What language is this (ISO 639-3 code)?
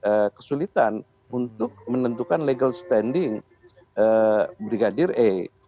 ind